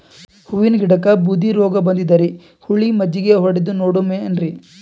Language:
Kannada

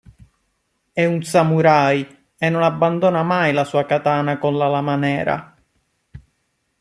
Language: Italian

